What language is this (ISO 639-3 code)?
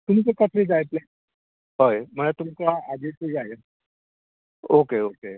kok